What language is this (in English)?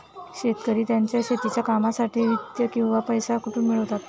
Marathi